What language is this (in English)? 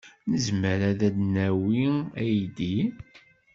Kabyle